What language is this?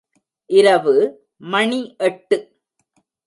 Tamil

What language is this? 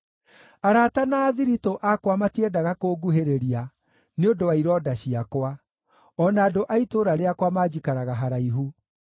Kikuyu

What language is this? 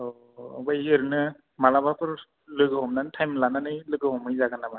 Bodo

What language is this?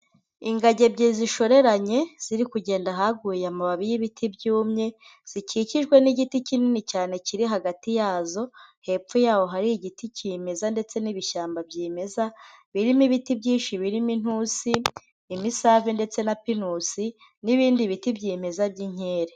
Kinyarwanda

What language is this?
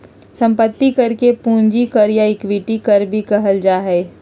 Magahi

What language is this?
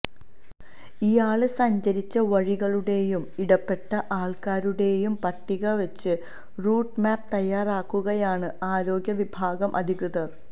Malayalam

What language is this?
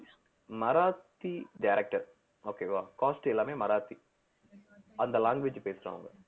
Tamil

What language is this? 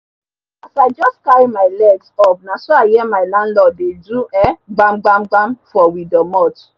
Nigerian Pidgin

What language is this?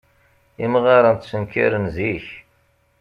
Kabyle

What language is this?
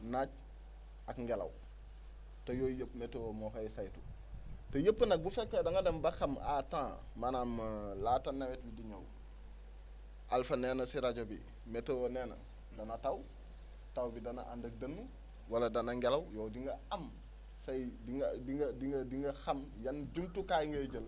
Wolof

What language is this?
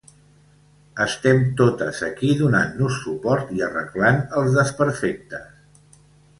Catalan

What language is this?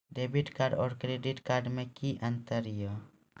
Maithili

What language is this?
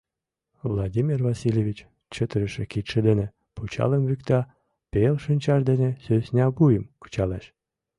Mari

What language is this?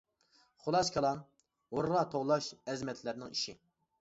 Uyghur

